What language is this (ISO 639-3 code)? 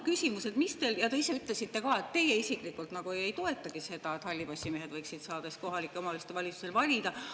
est